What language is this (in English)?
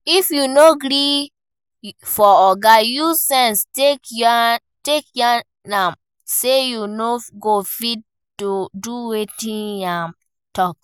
Nigerian Pidgin